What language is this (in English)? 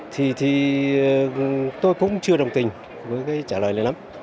Vietnamese